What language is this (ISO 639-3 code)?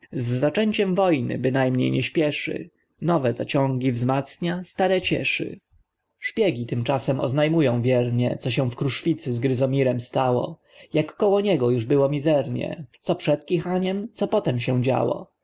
pol